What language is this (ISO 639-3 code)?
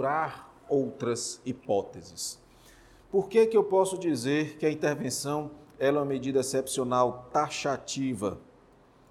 por